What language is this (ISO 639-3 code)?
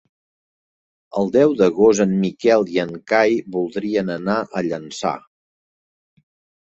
cat